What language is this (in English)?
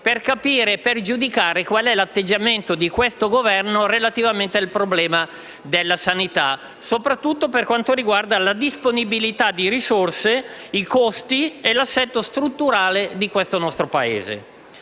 Italian